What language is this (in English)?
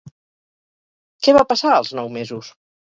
Catalan